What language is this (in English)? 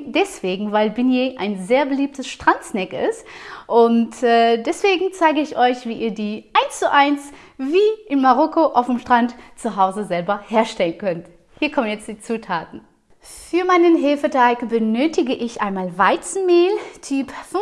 German